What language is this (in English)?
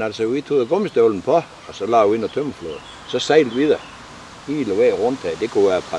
Danish